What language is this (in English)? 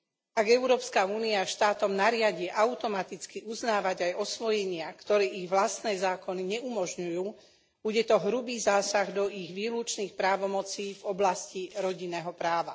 Slovak